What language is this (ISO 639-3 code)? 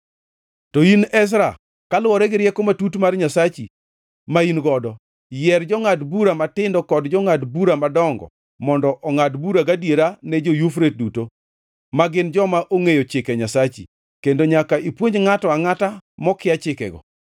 luo